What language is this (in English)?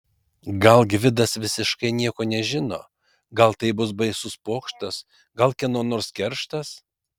Lithuanian